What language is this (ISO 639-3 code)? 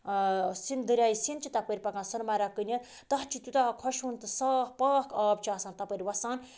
kas